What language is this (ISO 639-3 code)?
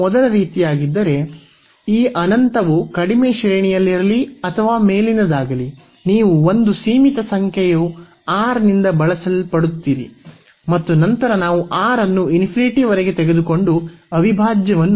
kan